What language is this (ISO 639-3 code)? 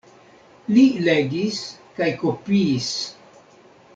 epo